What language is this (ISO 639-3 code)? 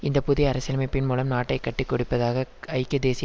tam